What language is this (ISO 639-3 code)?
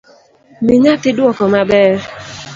luo